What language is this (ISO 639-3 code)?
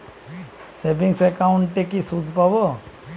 ben